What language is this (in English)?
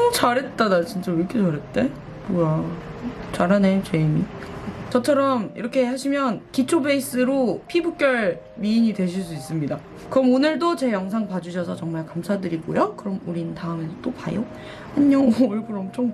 Korean